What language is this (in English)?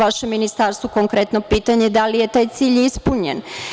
Serbian